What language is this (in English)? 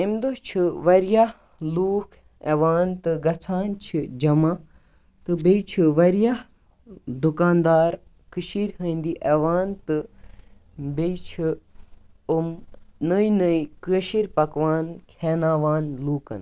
Kashmiri